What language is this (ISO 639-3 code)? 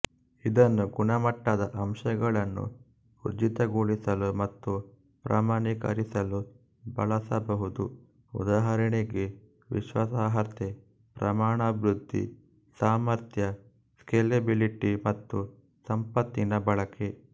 kan